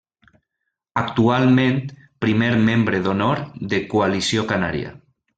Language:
Catalan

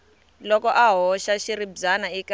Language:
Tsonga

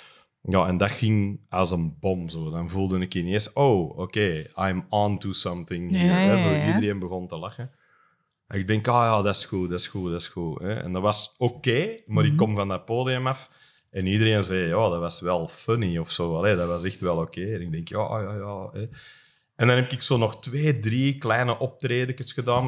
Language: Dutch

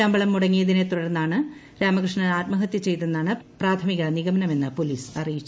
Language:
Malayalam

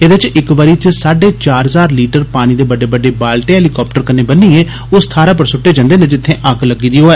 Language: Dogri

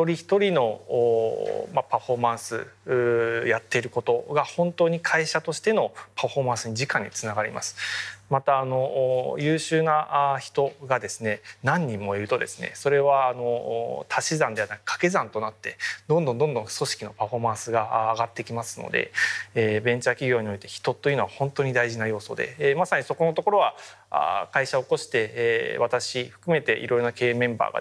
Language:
Japanese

